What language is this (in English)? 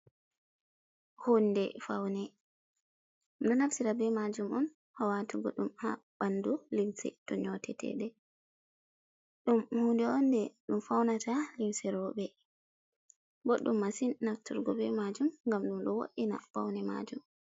Fula